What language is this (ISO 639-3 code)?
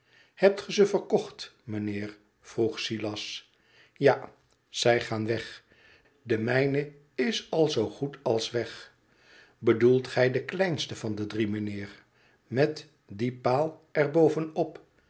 nld